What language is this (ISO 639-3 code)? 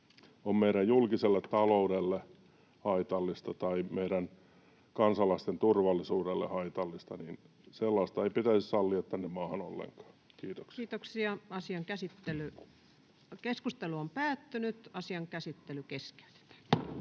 fin